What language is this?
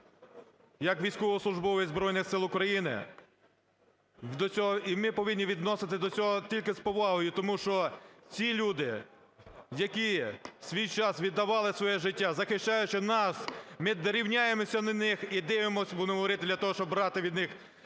Ukrainian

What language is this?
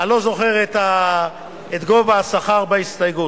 Hebrew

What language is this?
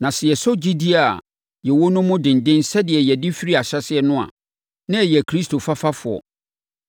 Akan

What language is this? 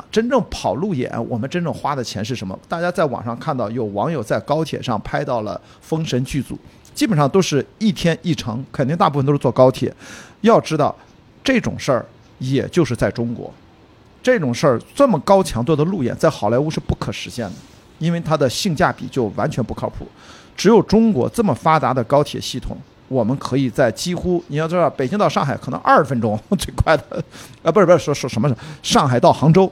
Chinese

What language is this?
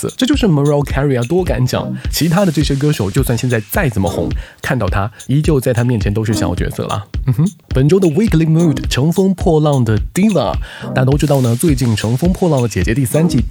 Chinese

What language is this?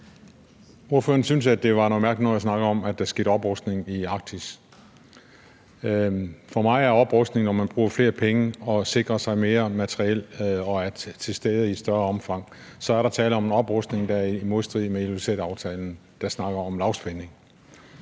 Danish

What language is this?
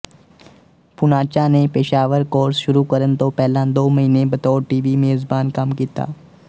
Punjabi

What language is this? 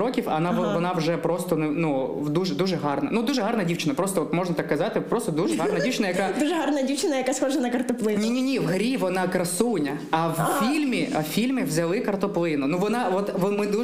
Ukrainian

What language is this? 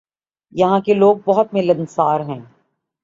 Urdu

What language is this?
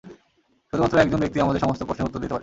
Bangla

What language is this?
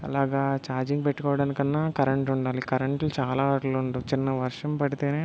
Telugu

